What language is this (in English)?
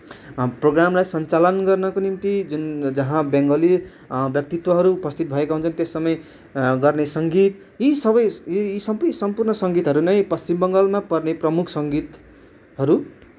Nepali